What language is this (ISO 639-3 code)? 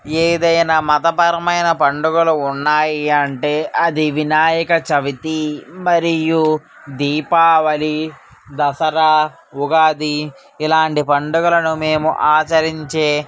tel